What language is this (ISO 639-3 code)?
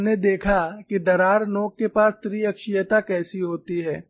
hin